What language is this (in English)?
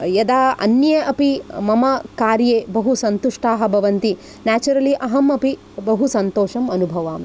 Sanskrit